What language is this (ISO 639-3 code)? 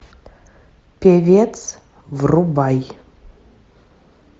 rus